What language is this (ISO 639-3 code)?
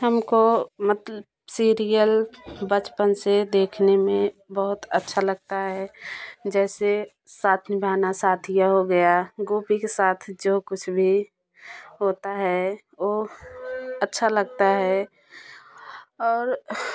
hin